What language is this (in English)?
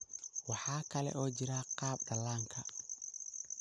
Somali